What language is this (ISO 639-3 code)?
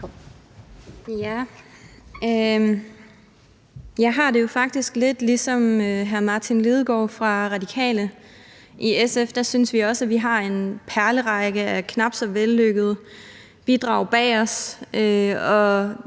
dan